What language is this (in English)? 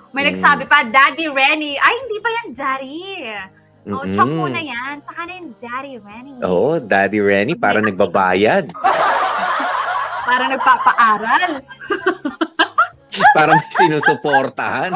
Filipino